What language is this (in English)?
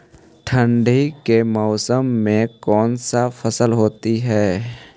Magahi